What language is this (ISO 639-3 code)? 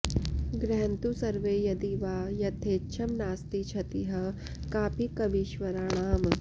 san